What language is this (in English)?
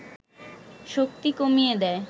Bangla